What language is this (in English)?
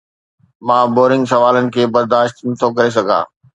Sindhi